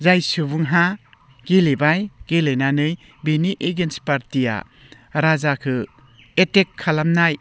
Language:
Bodo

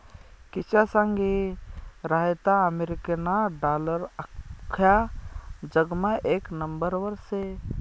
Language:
Marathi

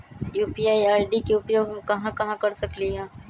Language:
Magahi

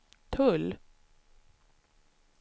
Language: Swedish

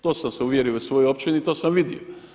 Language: Croatian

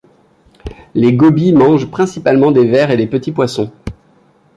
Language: French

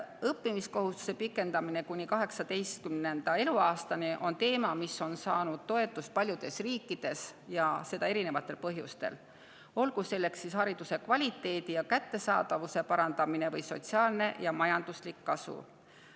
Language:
Estonian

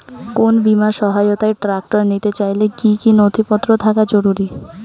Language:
Bangla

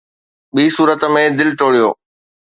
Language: Sindhi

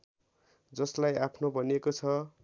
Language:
Nepali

